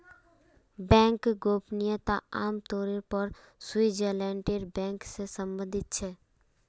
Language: Magahi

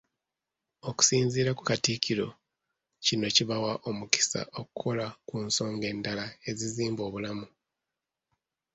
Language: Ganda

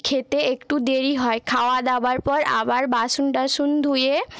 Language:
Bangla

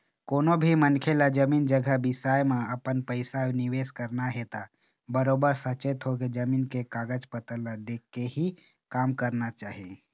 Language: Chhattisgarhi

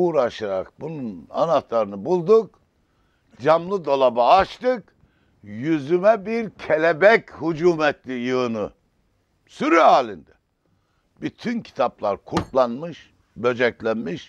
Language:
Turkish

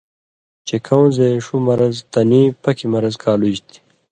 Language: Indus Kohistani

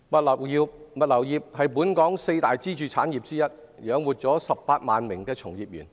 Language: Cantonese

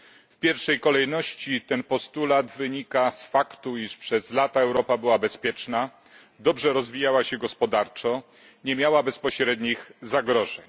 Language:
Polish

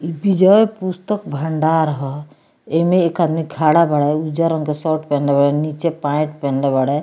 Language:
Bhojpuri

